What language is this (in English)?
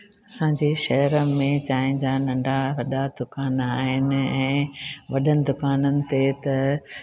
Sindhi